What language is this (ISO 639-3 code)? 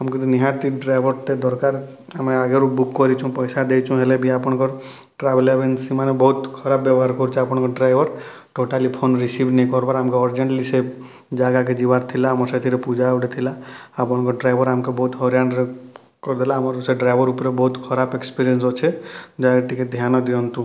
ori